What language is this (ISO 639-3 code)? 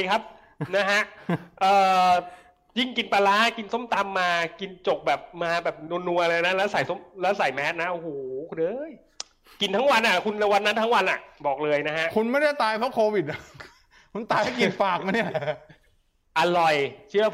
tha